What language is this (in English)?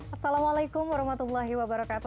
Indonesian